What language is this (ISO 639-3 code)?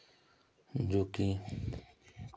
hin